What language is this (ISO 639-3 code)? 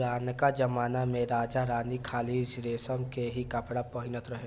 bho